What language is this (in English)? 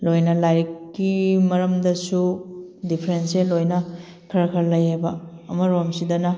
Manipuri